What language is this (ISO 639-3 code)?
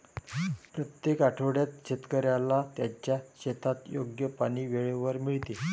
mar